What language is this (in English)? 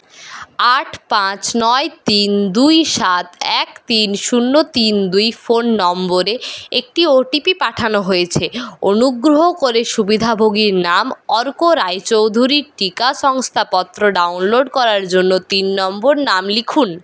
Bangla